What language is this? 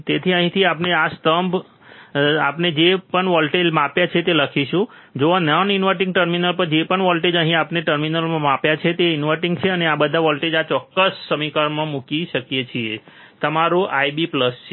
Gujarati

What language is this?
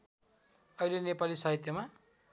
Nepali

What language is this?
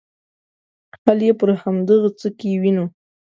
Pashto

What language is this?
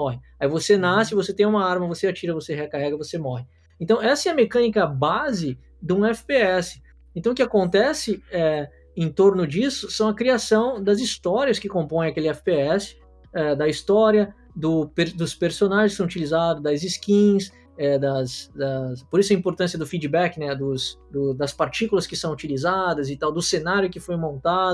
Portuguese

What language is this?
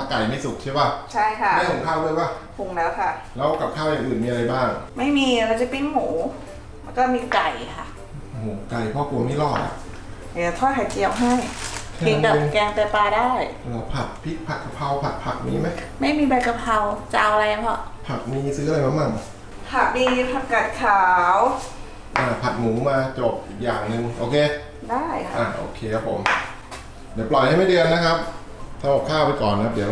Thai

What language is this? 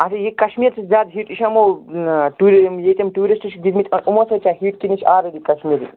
Kashmiri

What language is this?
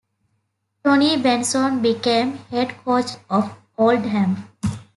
English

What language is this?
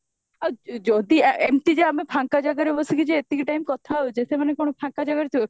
Odia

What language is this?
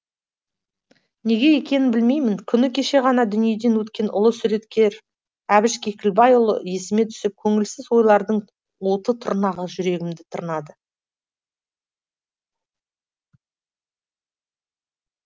Kazakh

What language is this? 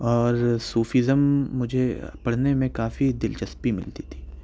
Urdu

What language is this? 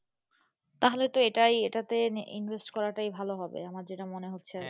Bangla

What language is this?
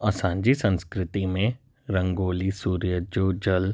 Sindhi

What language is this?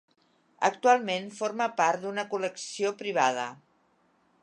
Catalan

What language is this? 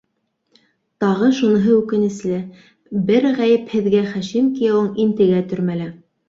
Bashkir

